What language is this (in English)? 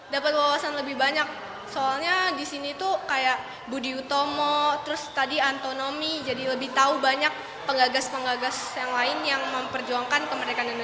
Indonesian